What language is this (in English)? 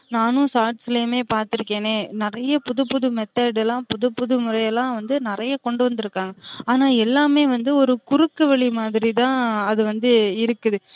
Tamil